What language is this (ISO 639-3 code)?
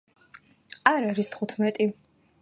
kat